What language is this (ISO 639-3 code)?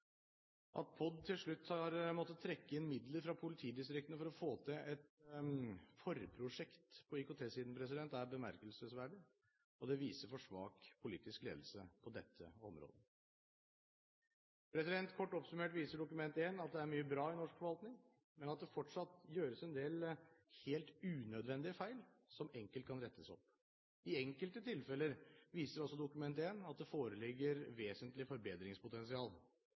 nob